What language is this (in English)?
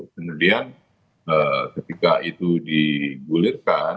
Indonesian